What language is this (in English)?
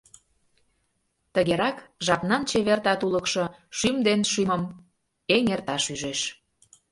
Mari